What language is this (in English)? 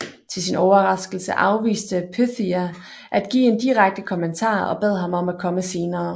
Danish